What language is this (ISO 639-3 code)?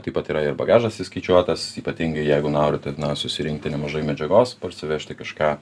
lit